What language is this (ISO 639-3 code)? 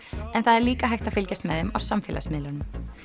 isl